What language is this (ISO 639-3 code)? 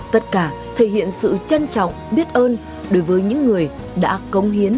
vie